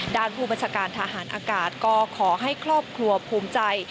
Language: Thai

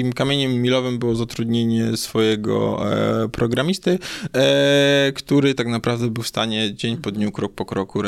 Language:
Polish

